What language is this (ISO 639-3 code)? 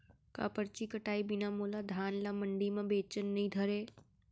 hne